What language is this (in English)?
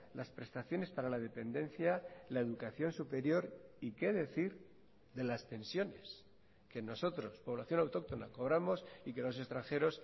Spanish